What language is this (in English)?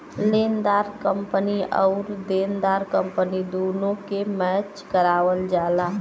Bhojpuri